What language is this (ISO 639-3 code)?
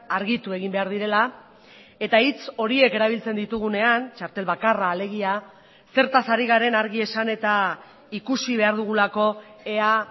eus